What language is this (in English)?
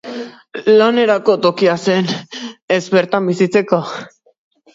Basque